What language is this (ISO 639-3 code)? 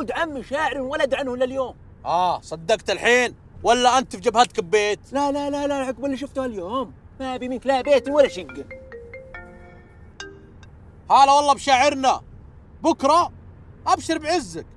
ara